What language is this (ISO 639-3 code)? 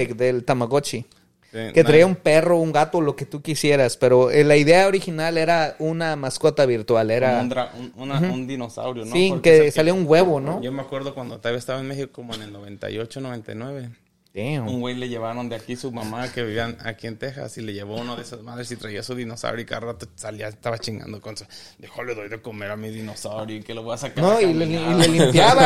spa